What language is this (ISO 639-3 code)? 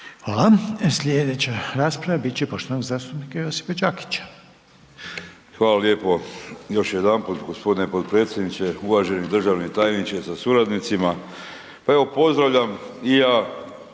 hrv